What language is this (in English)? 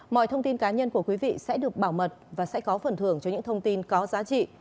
Vietnamese